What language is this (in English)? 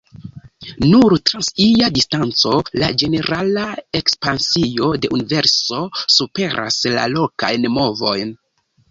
Esperanto